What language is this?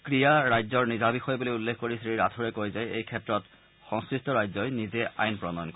Assamese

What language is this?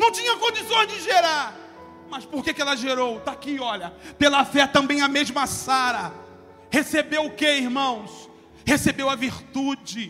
Portuguese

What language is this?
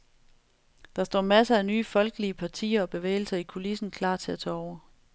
Danish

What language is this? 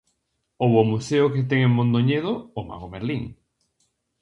Galician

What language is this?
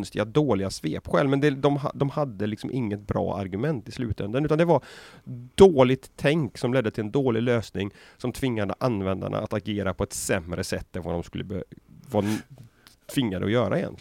Swedish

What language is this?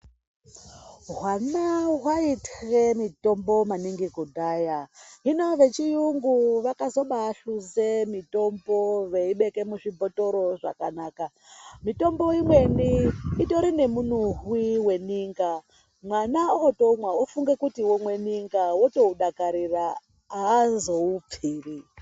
Ndau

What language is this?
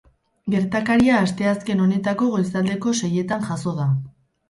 Basque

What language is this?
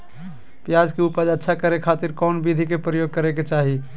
Magahi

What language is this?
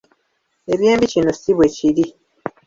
Ganda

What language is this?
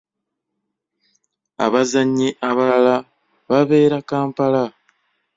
Ganda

